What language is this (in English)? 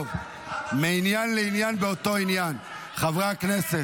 Hebrew